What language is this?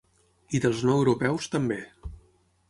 Catalan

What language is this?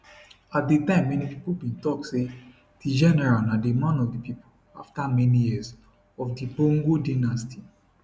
Nigerian Pidgin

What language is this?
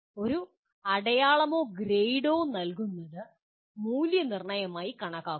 Malayalam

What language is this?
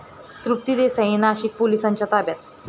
Marathi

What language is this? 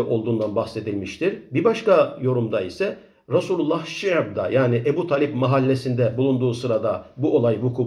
Turkish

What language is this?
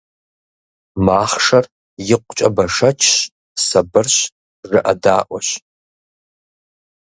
Kabardian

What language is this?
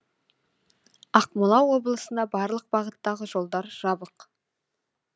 Kazakh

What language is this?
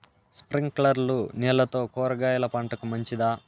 Telugu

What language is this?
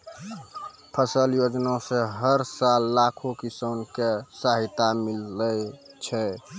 Maithili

